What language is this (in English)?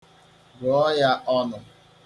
Igbo